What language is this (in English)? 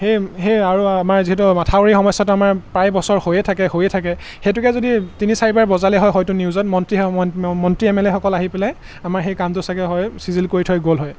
Assamese